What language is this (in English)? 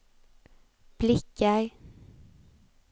Swedish